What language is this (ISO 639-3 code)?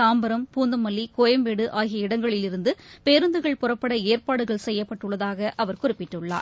tam